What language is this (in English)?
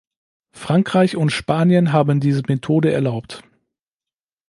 German